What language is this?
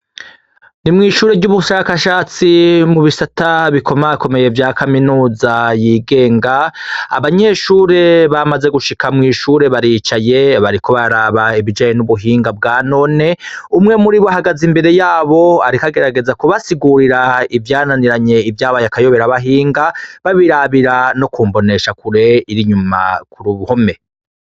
Rundi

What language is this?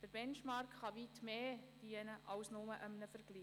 Swiss German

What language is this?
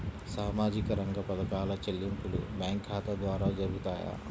Telugu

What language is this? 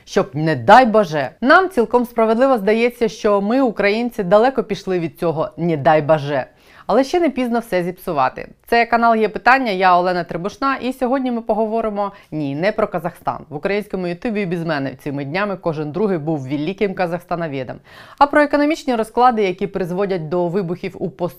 Ukrainian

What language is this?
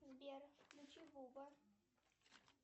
Russian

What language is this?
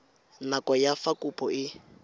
Tswana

